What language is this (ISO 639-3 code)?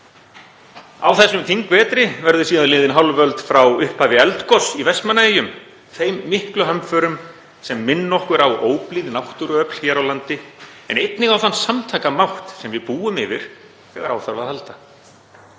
isl